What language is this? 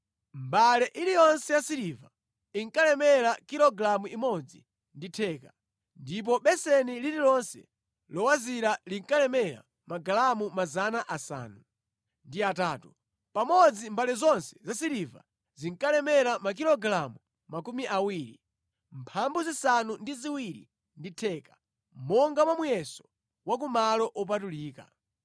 Nyanja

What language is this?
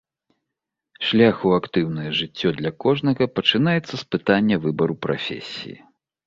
Belarusian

